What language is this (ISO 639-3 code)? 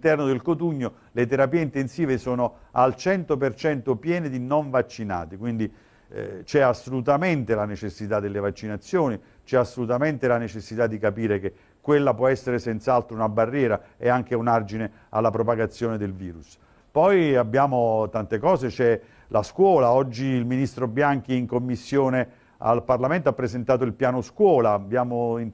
ita